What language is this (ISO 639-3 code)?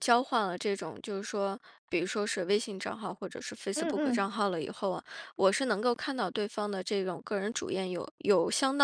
zho